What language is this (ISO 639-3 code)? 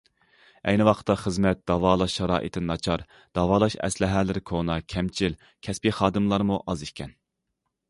uig